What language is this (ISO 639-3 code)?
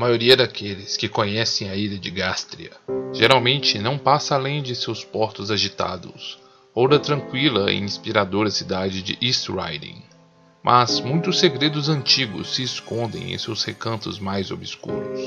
por